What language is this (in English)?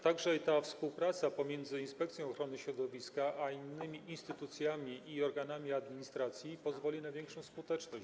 Polish